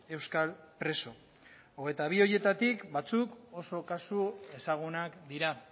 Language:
Basque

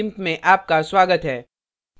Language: Hindi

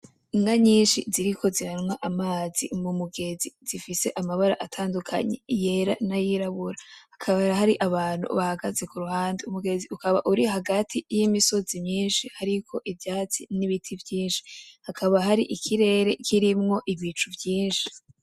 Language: Rundi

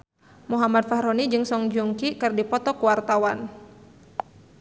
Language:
Sundanese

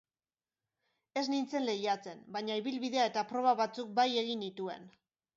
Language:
Basque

